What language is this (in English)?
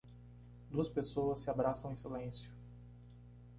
Portuguese